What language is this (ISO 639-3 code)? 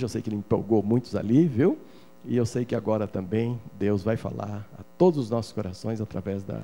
por